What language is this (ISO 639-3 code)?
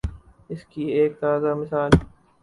urd